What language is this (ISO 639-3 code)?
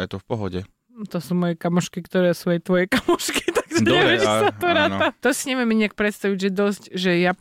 slk